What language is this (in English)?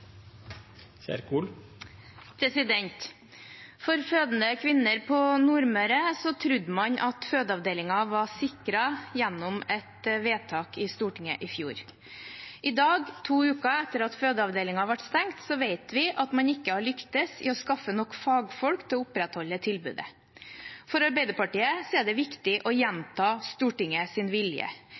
Norwegian